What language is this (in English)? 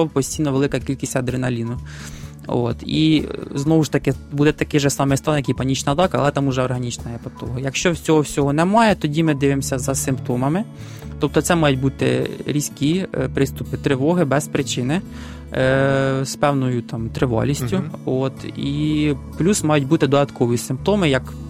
Ukrainian